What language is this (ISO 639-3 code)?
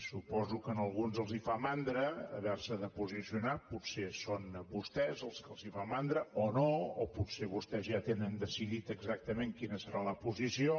cat